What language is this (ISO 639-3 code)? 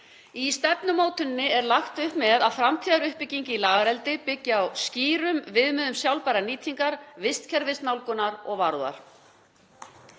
isl